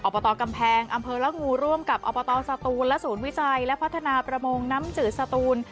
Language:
Thai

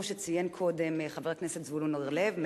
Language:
Hebrew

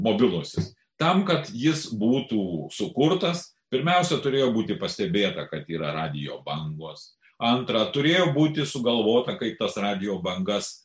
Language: Lithuanian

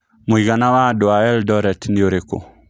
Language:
Kikuyu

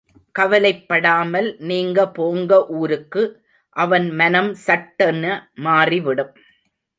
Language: Tamil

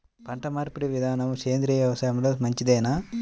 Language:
Telugu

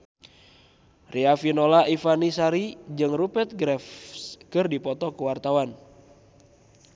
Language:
Sundanese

